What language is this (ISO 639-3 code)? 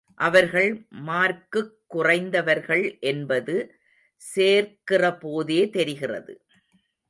tam